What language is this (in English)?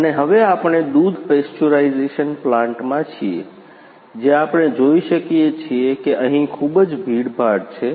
Gujarati